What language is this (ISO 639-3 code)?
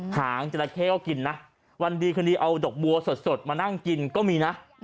tha